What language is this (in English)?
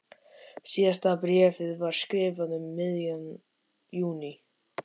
Icelandic